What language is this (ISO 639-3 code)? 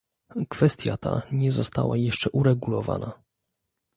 pol